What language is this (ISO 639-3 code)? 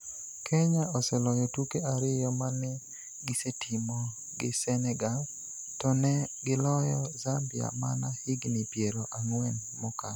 luo